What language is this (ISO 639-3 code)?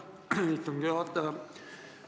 est